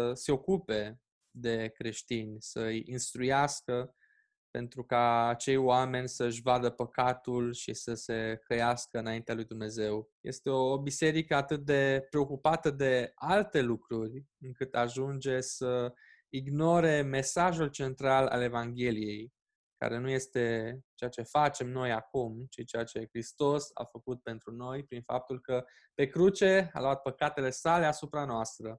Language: Romanian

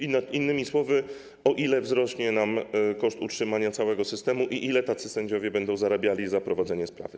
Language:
Polish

